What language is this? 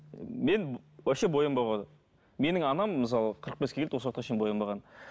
Kazakh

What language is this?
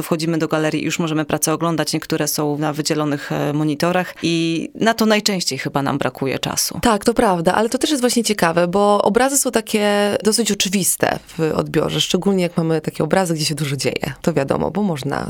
Polish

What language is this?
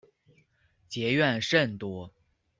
Chinese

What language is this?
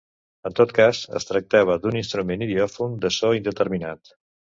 Catalan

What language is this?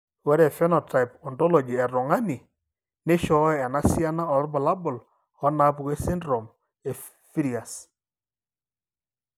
Masai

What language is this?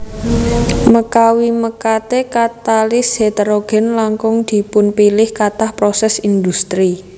Javanese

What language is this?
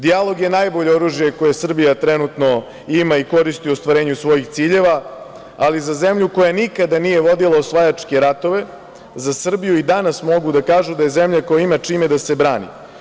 Serbian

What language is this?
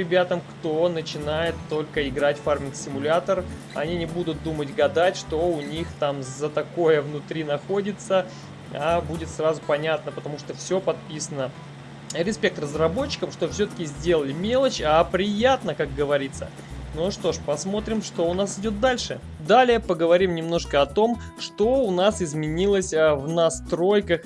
Russian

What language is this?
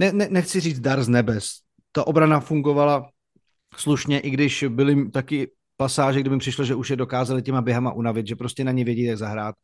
Czech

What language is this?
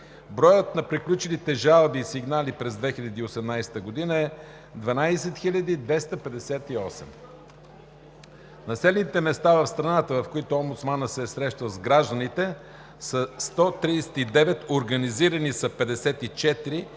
Bulgarian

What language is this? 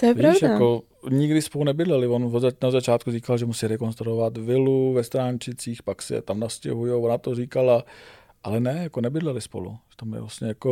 Czech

